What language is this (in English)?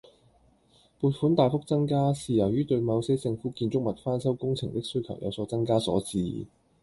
Cantonese